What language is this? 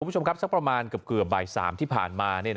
Thai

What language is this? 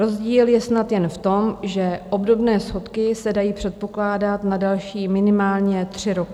Czech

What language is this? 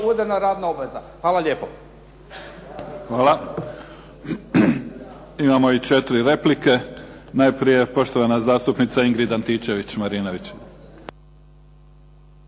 Croatian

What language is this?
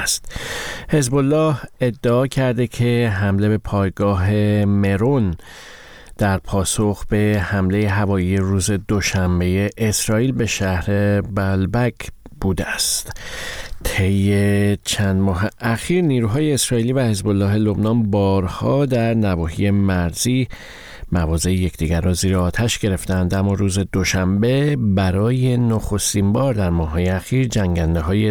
Persian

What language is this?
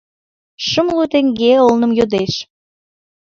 Mari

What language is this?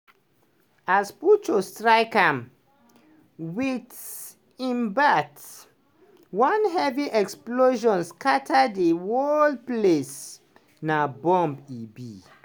Nigerian Pidgin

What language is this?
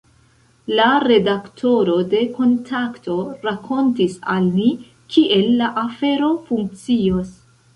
Esperanto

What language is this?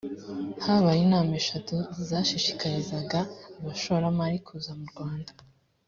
Kinyarwanda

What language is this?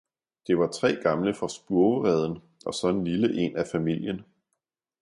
Danish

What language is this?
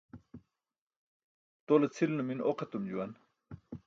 Burushaski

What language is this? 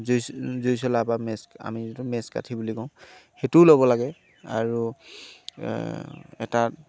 Assamese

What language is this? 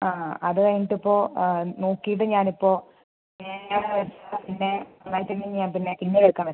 Malayalam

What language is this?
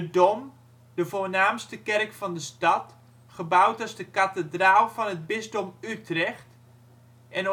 Dutch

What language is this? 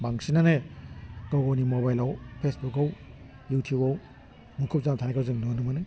Bodo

